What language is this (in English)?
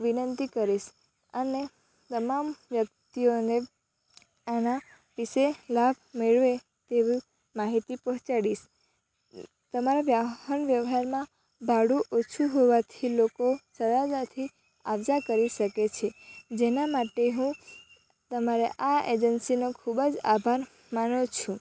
Gujarati